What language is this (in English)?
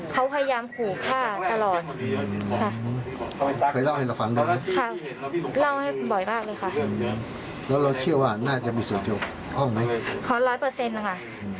Thai